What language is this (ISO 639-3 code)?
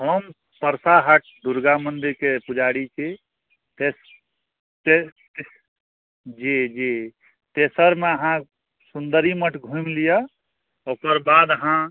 mai